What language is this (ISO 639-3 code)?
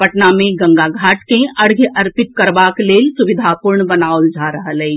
mai